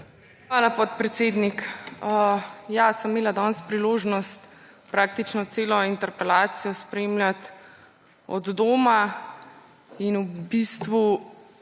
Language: Slovenian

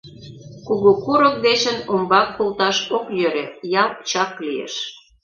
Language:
Mari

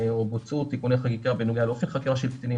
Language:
Hebrew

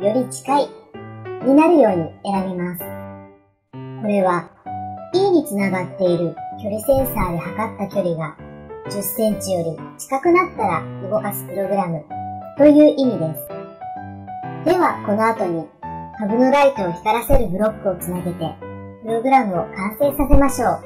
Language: Japanese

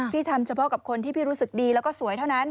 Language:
Thai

